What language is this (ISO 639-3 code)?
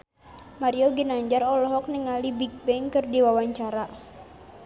sun